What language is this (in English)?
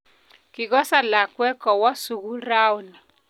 Kalenjin